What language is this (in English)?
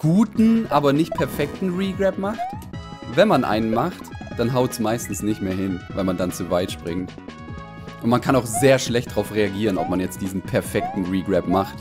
German